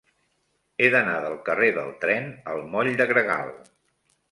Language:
Catalan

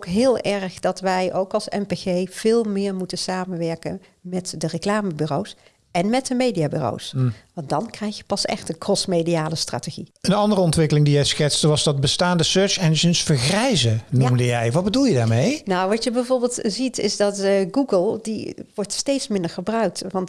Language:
Dutch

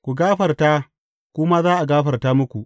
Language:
Hausa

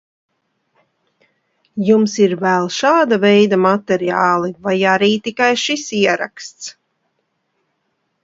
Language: Latvian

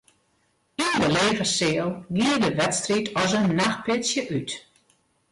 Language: Western Frisian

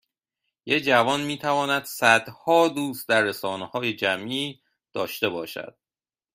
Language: Persian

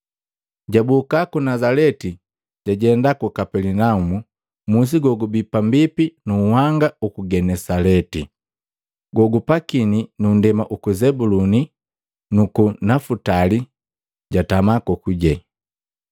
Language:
Matengo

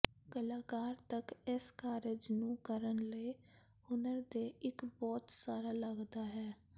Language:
Punjabi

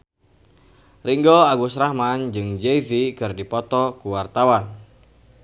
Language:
Sundanese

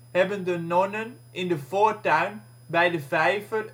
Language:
Dutch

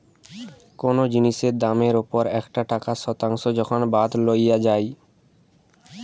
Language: Bangla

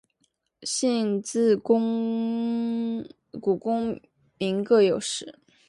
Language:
Chinese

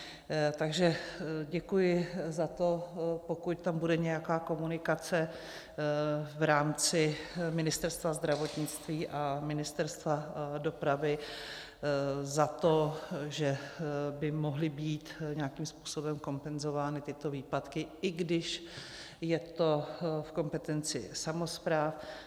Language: Czech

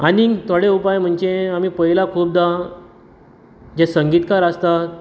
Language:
Konkani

